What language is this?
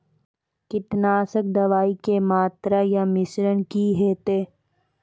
Maithili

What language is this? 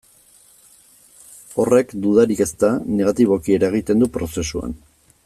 Basque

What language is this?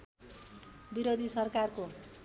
Nepali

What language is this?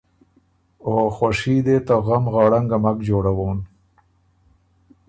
Ormuri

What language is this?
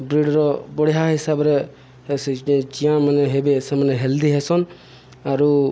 Odia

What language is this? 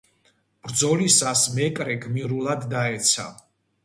Georgian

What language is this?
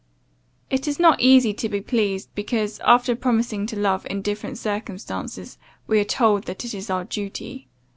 English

